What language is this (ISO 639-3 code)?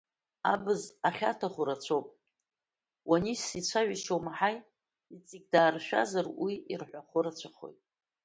abk